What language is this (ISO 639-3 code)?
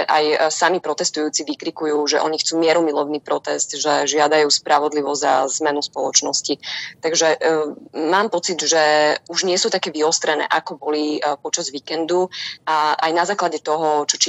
slk